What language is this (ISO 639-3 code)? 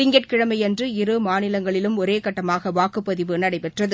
tam